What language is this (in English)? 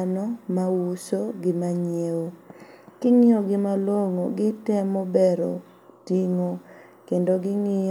Luo (Kenya and Tanzania)